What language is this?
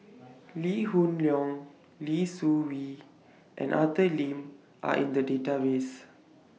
English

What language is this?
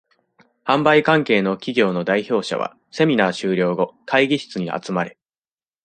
Japanese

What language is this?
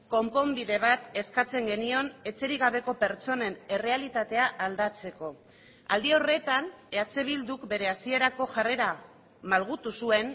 Basque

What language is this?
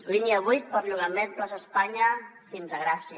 Catalan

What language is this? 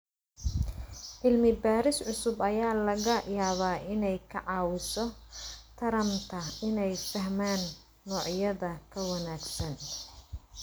Somali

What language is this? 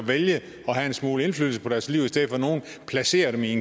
Danish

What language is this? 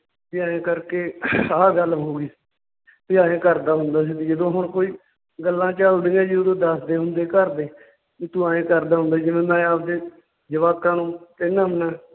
Punjabi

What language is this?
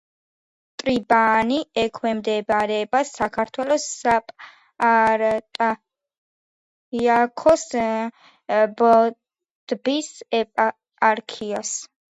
Georgian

